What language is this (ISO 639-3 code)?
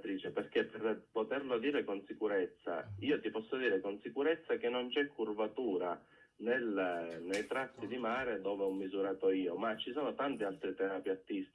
ita